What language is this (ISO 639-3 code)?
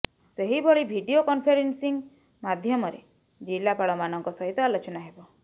ori